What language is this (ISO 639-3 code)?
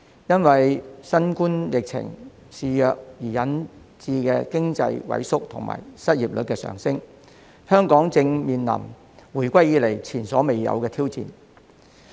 yue